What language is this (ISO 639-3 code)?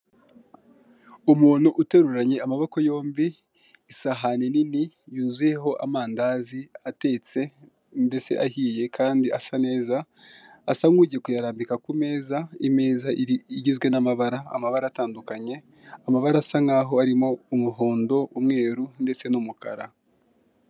kin